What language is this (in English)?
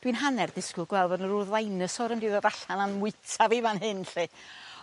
Welsh